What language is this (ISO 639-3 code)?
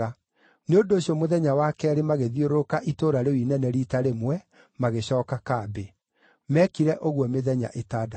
kik